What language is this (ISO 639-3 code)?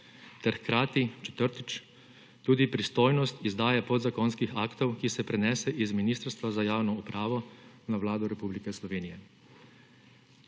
slv